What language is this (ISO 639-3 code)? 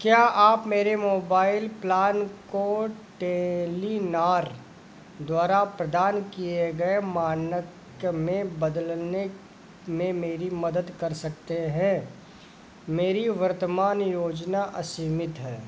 hin